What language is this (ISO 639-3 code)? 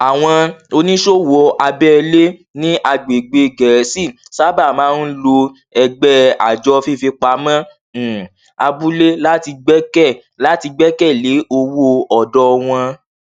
yor